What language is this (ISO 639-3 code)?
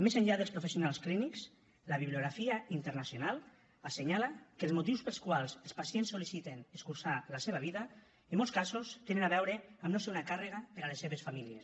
cat